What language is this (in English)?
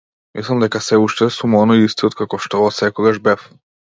Macedonian